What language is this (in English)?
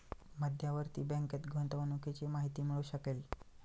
Marathi